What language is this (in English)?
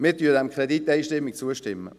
Swiss German